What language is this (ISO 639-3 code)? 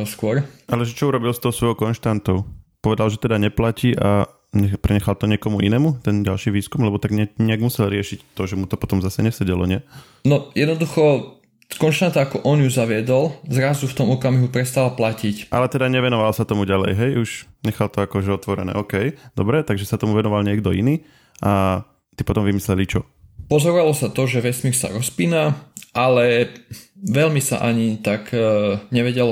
slk